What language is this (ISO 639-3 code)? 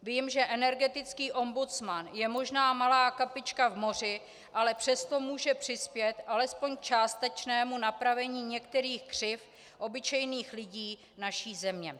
ces